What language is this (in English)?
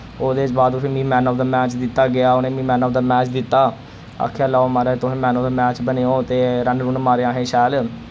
Dogri